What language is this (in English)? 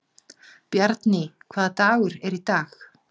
Icelandic